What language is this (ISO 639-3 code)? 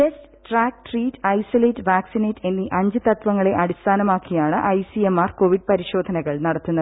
mal